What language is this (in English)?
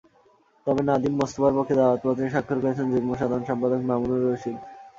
Bangla